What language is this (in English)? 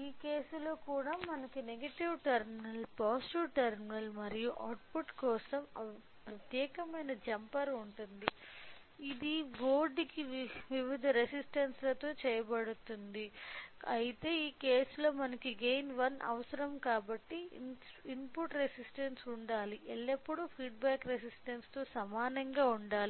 Telugu